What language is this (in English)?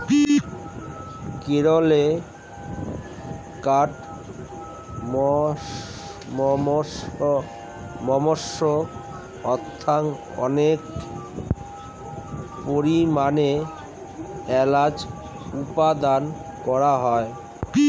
Bangla